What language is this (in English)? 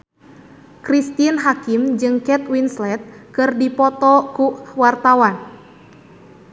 Sundanese